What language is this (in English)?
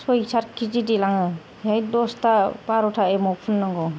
Bodo